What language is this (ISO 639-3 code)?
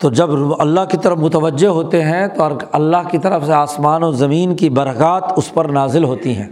urd